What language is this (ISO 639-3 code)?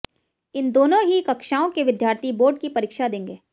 hin